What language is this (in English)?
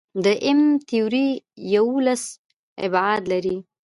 Pashto